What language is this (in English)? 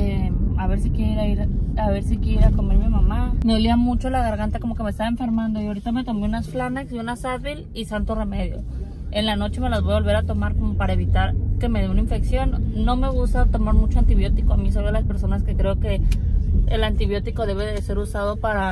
Spanish